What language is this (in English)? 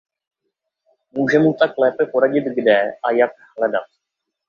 Czech